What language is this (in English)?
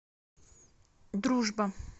Russian